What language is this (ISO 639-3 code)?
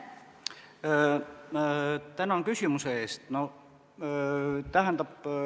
est